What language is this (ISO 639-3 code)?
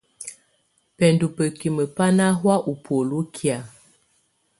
tvu